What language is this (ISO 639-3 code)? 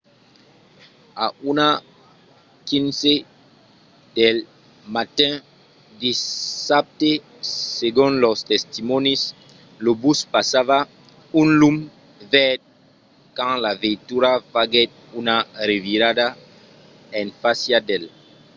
oci